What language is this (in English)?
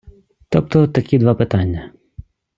Ukrainian